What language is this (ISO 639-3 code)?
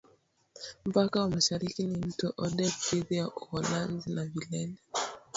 swa